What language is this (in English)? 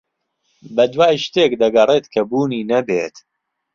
Central Kurdish